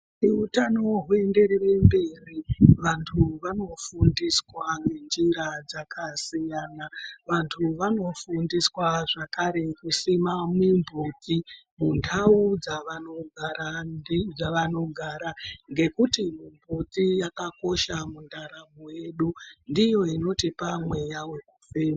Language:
Ndau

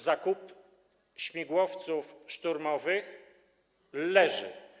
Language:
Polish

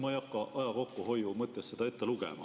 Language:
Estonian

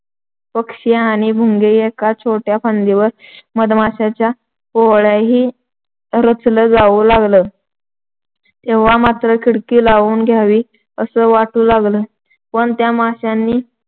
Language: Marathi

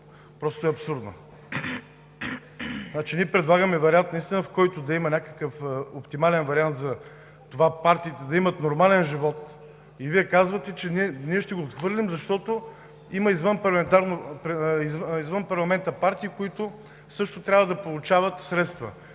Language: Bulgarian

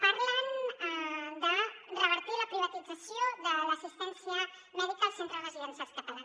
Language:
Catalan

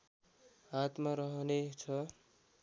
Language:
Nepali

